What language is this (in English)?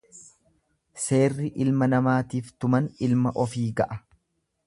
Oromo